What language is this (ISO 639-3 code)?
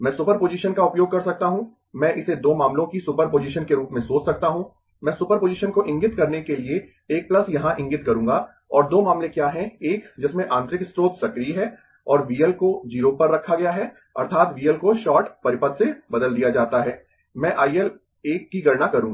hin